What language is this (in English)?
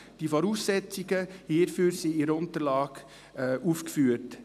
Swiss German